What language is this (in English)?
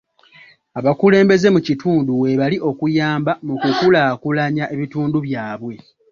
Ganda